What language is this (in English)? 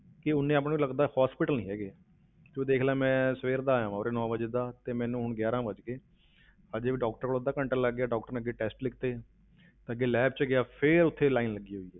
Punjabi